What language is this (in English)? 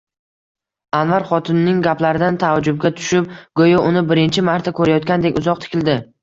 Uzbek